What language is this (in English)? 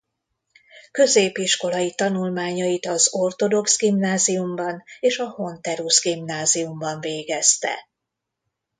Hungarian